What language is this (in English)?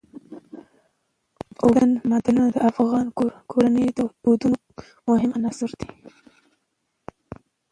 Pashto